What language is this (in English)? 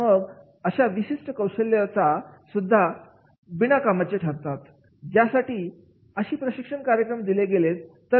Marathi